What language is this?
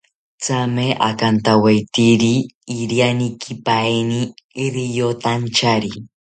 South Ucayali Ashéninka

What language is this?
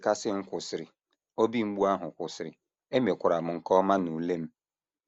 Igbo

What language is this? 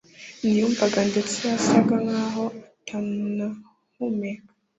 Kinyarwanda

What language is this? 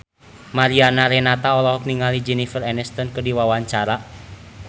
Sundanese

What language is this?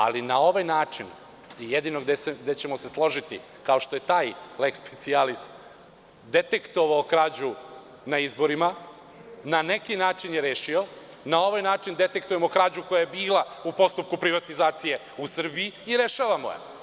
Serbian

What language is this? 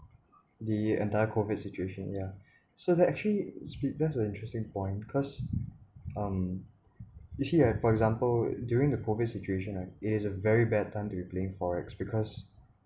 English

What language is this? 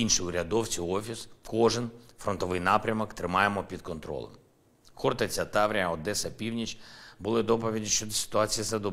Ukrainian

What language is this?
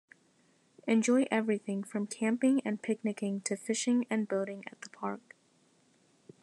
English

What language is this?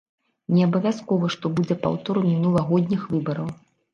Belarusian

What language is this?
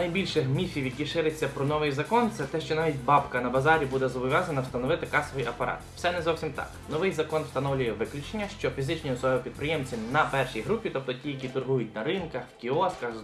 Ukrainian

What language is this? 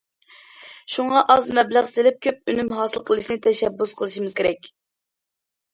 Uyghur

